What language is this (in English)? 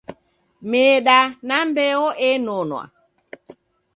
Taita